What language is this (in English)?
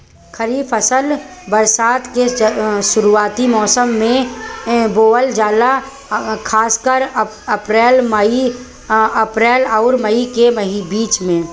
Bhojpuri